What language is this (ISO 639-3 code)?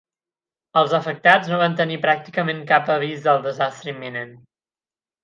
cat